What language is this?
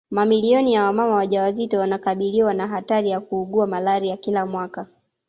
Swahili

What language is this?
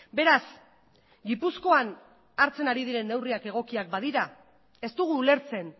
Basque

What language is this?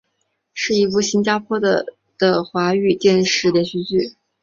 Chinese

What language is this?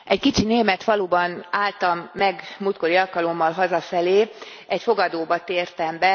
Hungarian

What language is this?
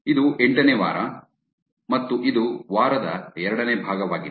Kannada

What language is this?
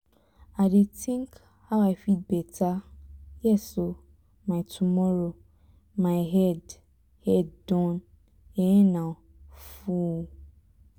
Nigerian Pidgin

